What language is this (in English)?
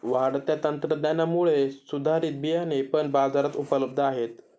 Marathi